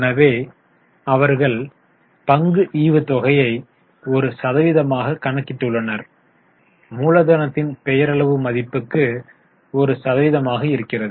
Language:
Tamil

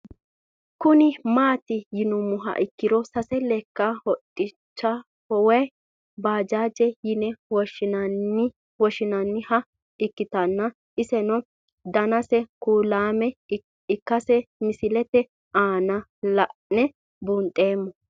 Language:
Sidamo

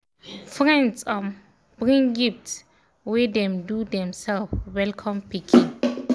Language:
Nigerian Pidgin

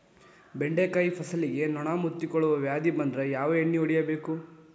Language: Kannada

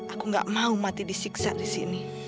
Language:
Indonesian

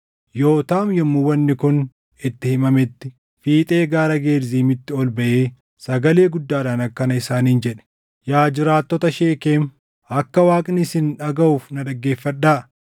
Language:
Oromo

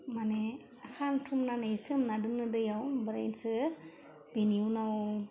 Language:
Bodo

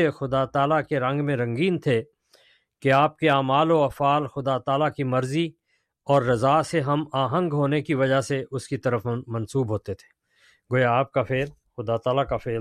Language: Urdu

